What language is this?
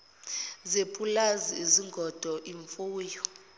Zulu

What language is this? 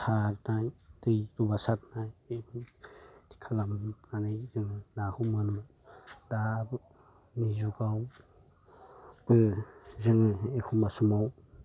Bodo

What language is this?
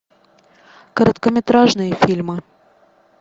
Russian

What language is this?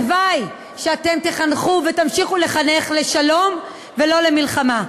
Hebrew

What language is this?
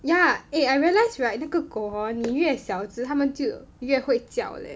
English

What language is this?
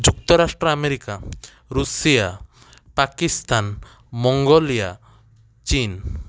Odia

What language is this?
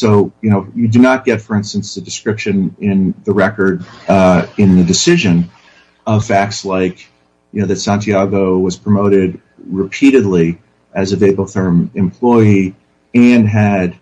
English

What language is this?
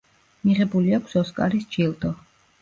Georgian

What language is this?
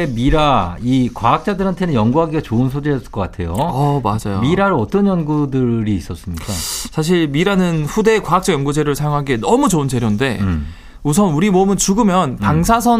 Korean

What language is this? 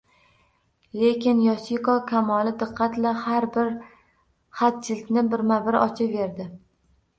Uzbek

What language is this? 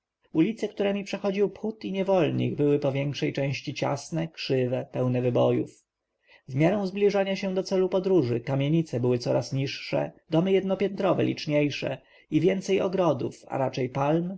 Polish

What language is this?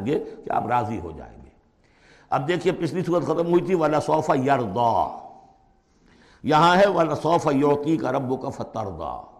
Urdu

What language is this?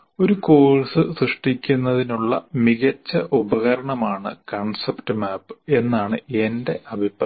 Malayalam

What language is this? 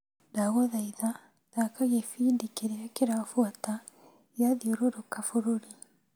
Kikuyu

